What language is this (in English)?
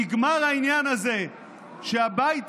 Hebrew